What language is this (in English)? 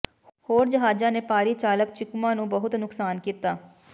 Punjabi